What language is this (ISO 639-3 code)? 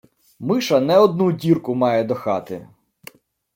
ukr